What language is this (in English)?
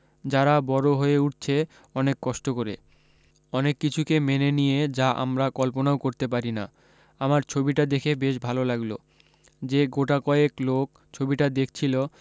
Bangla